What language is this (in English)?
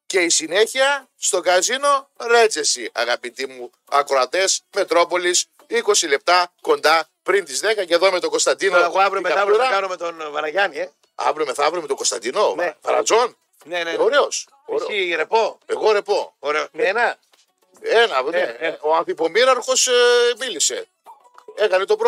Greek